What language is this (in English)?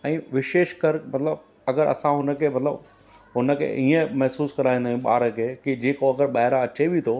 Sindhi